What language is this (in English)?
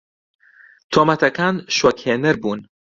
Central Kurdish